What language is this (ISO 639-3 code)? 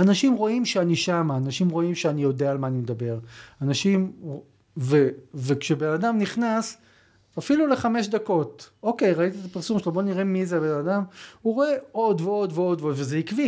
heb